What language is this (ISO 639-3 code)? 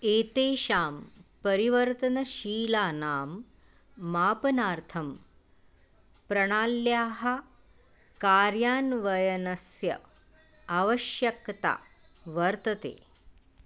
san